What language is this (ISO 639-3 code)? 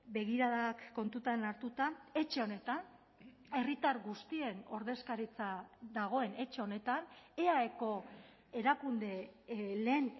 eus